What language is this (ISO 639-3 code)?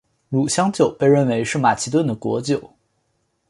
zho